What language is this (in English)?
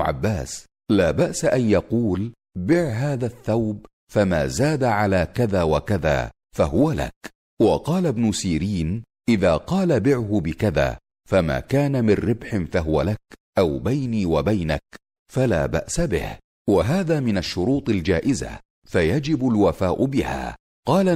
Arabic